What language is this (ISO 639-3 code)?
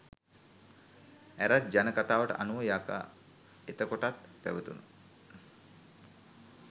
sin